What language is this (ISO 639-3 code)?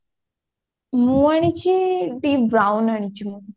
ori